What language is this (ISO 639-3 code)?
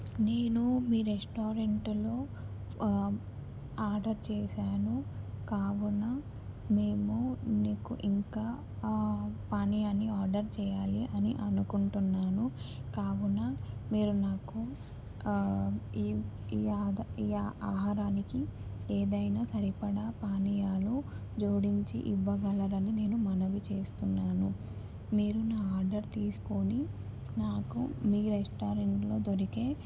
tel